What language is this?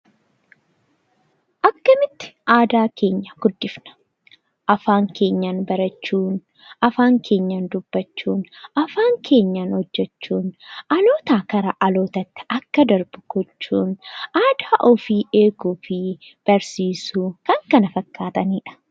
Oromo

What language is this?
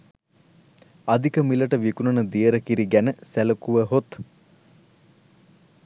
Sinhala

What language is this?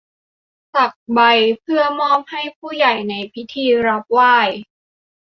Thai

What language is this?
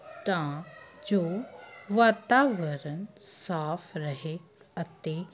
Punjabi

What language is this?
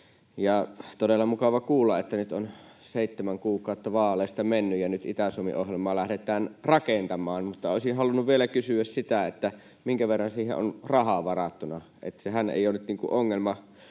Finnish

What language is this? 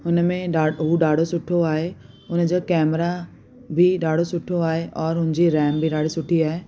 Sindhi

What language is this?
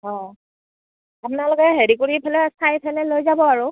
Assamese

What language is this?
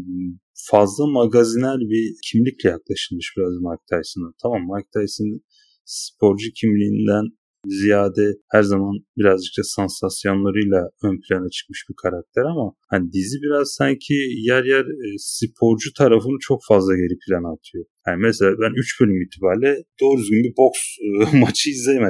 Turkish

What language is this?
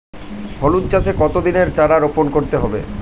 Bangla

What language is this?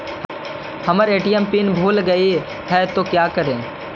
Magahi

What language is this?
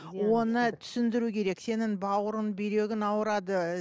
Kazakh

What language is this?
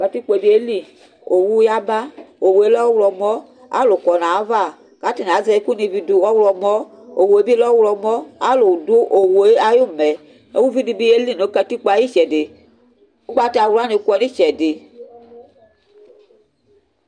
Ikposo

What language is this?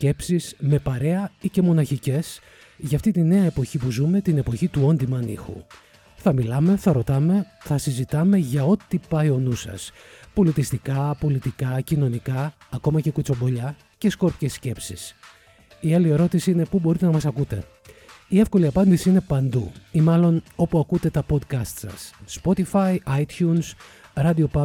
Greek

